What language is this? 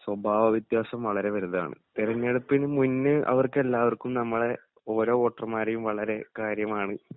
Malayalam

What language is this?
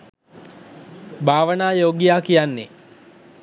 Sinhala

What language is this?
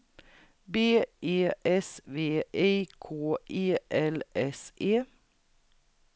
Swedish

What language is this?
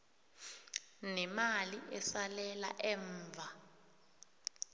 South Ndebele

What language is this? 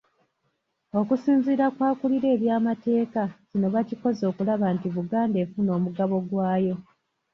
Ganda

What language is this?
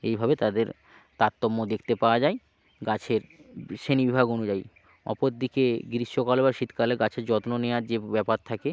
Bangla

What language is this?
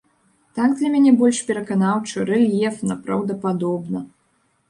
Belarusian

